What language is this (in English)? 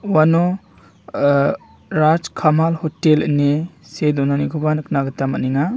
Garo